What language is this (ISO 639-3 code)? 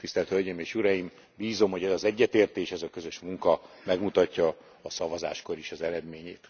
hun